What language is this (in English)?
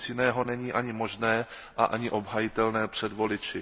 Czech